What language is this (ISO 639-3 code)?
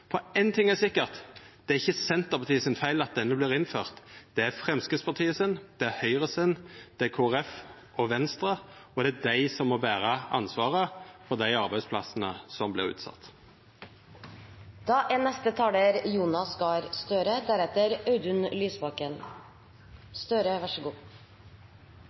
nno